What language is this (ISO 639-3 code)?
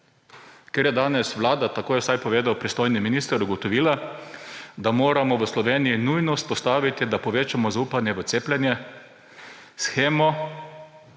slv